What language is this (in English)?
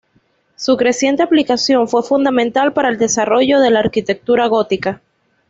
Spanish